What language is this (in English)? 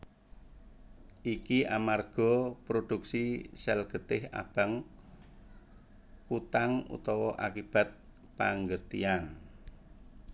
Javanese